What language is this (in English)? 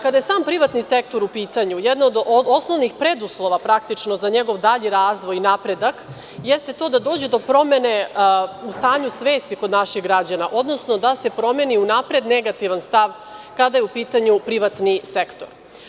Serbian